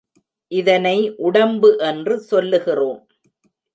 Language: Tamil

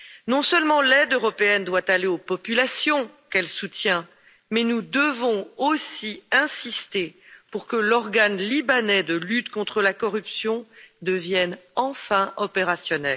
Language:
French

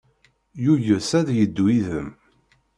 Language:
Kabyle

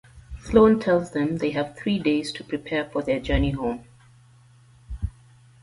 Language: English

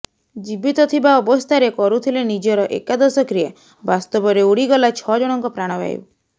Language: Odia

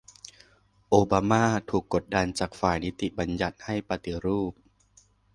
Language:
Thai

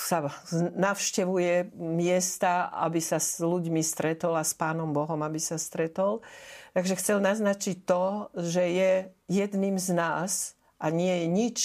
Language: Slovak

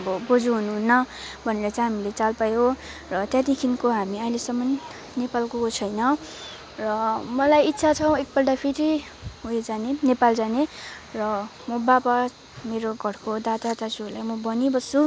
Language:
Nepali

